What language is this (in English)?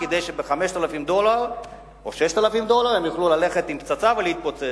Hebrew